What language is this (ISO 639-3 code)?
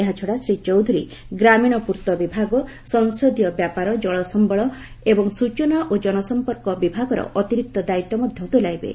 ori